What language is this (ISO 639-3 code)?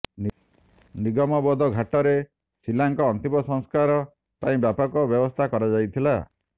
ori